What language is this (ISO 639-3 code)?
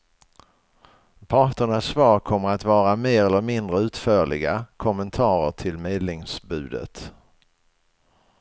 swe